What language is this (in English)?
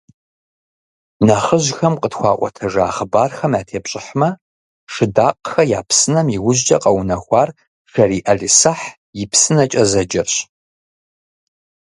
Kabardian